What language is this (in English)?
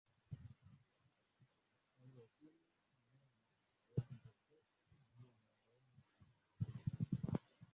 Swahili